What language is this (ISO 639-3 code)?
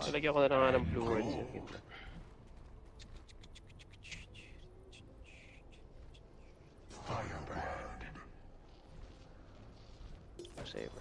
eng